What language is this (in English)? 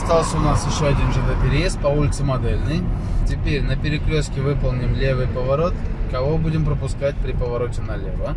Russian